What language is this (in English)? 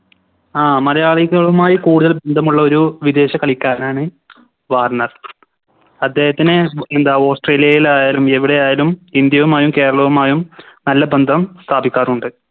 Malayalam